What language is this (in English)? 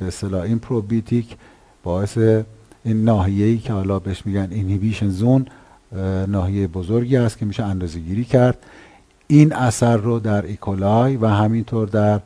Persian